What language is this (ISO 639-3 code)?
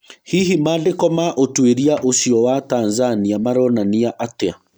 kik